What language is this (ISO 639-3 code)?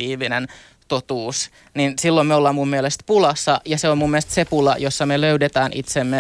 fin